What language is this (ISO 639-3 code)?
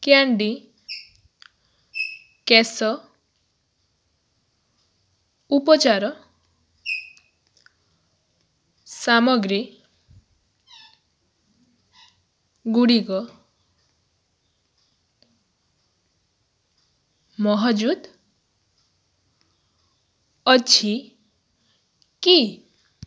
ori